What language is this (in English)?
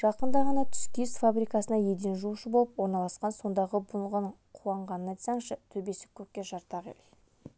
Kazakh